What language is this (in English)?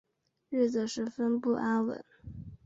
Chinese